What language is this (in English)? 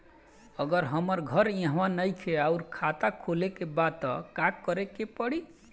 Bhojpuri